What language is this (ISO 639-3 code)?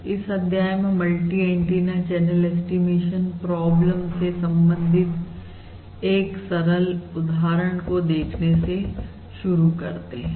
hin